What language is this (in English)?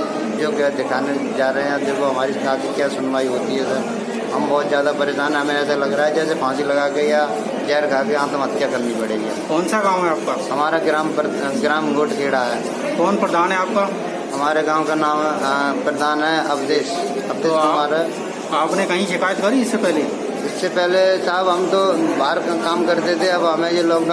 Turkish